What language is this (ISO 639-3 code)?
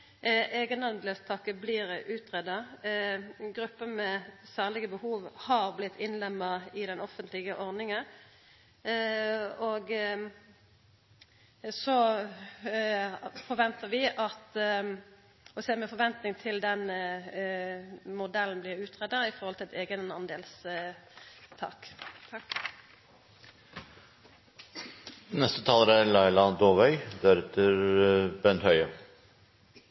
nor